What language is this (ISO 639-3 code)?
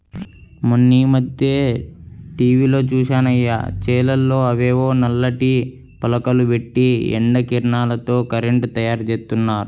tel